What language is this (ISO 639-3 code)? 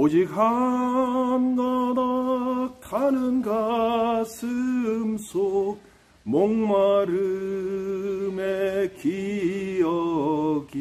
kor